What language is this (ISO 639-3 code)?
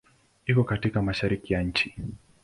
swa